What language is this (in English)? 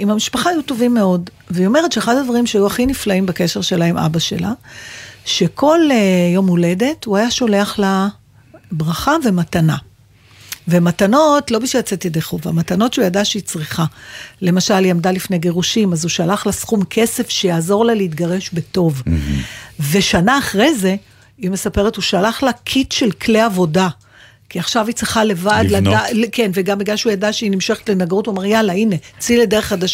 Hebrew